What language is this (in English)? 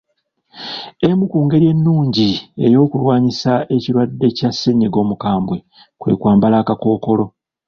Ganda